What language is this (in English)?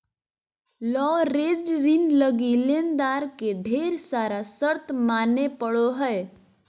Magahi